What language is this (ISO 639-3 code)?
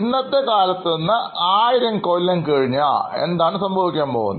mal